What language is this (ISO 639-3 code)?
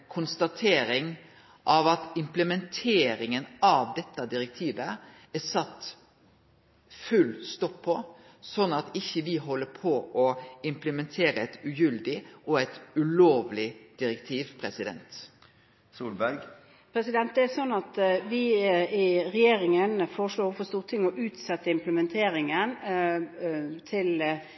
nor